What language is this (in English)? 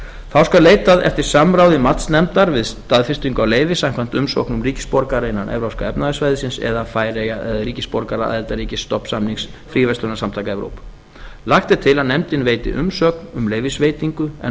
Icelandic